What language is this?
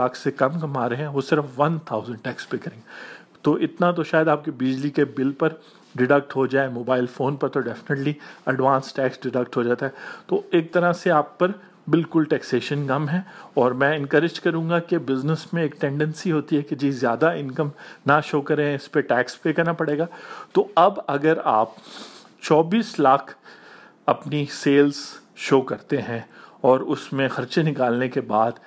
Urdu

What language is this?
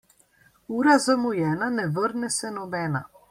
Slovenian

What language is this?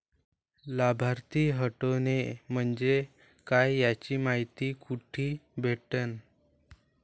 Marathi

